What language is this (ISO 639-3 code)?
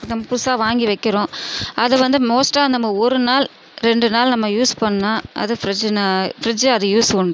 tam